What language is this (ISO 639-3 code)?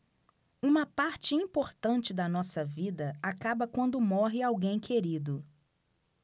por